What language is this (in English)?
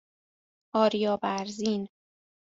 Persian